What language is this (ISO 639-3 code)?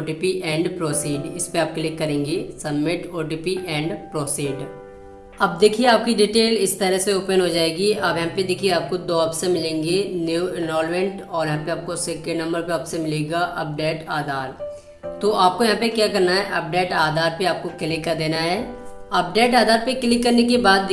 hin